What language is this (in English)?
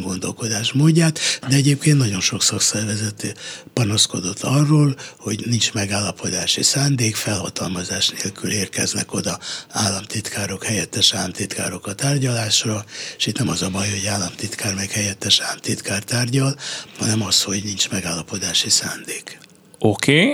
Hungarian